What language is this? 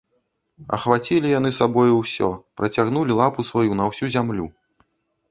Belarusian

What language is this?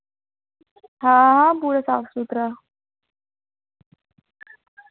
Dogri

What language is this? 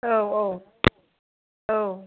Bodo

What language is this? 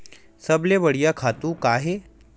Chhattisgarhi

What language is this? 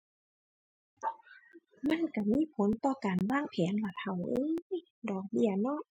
Thai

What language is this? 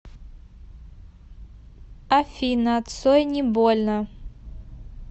Russian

